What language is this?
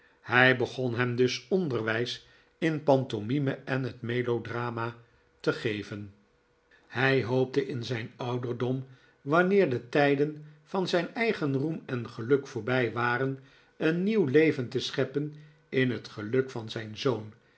Dutch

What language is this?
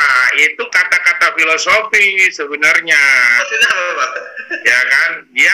Indonesian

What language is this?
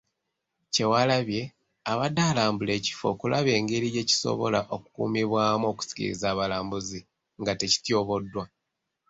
Ganda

